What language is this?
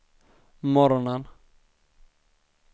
Swedish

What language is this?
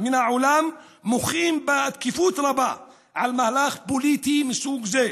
Hebrew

